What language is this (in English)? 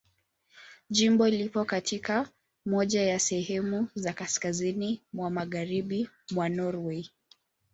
Swahili